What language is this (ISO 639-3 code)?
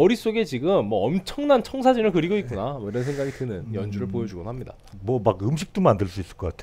kor